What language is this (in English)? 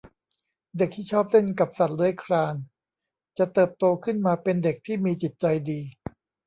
Thai